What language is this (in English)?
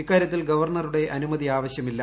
Malayalam